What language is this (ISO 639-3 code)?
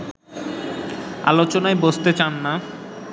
ben